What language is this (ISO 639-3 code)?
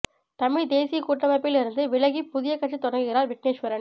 tam